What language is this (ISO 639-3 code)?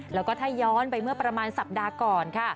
tha